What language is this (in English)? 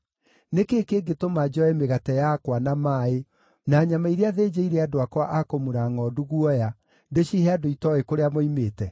Kikuyu